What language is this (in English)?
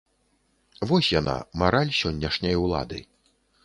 Belarusian